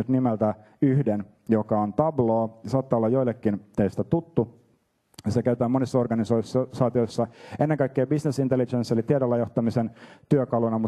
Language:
Finnish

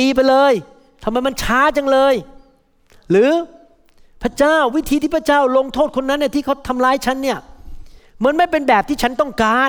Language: Thai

